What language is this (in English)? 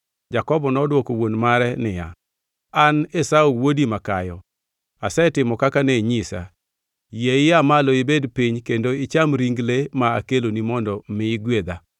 Luo (Kenya and Tanzania)